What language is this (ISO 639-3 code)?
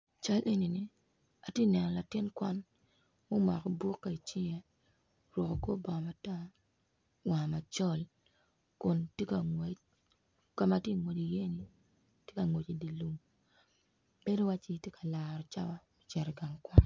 ach